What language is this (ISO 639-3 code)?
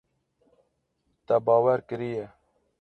kur